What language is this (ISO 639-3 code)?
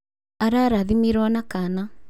kik